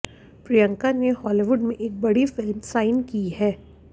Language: Hindi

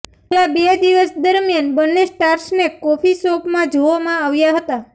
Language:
Gujarati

